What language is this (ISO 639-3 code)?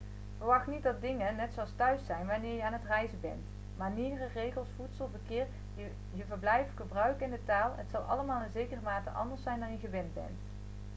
nld